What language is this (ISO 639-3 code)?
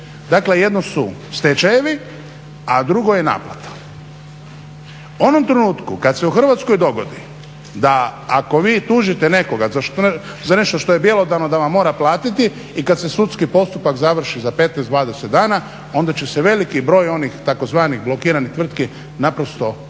hrv